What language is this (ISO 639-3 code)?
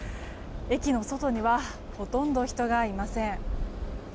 jpn